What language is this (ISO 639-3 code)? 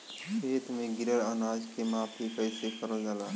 bho